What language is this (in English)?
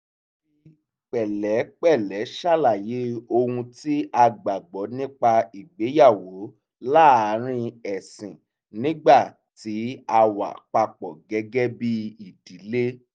Yoruba